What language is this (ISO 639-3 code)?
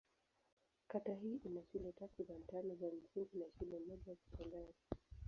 swa